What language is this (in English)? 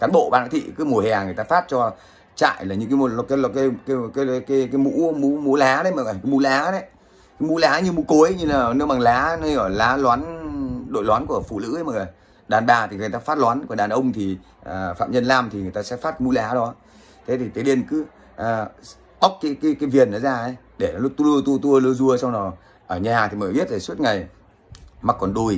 Vietnamese